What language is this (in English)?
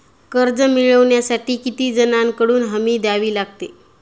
Marathi